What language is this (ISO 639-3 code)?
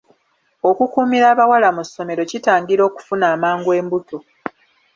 lug